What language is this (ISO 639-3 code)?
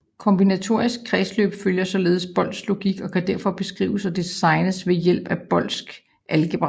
dan